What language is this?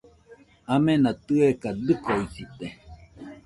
Nüpode Huitoto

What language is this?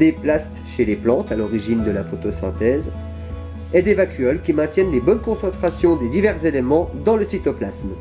French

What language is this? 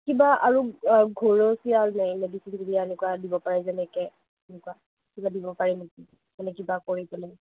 Assamese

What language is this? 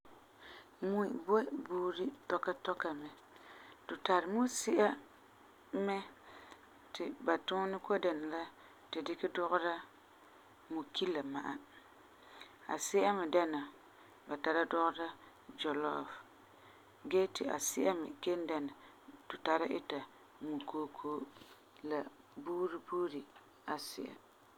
Frafra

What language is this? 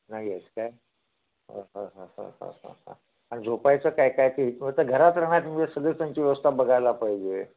Marathi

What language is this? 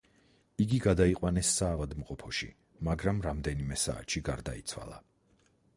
Georgian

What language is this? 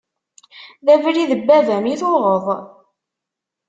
Kabyle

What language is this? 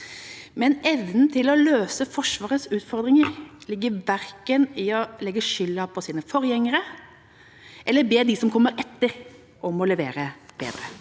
Norwegian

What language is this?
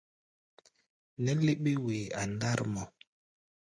Gbaya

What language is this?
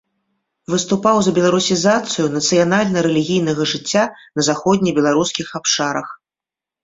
Belarusian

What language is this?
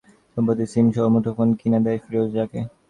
Bangla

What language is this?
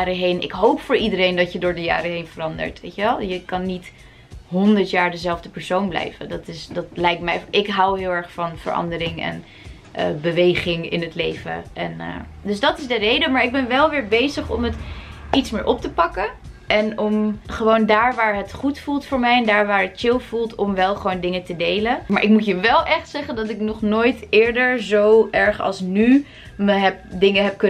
Dutch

